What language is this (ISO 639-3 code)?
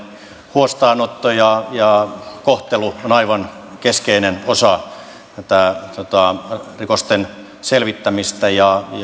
fin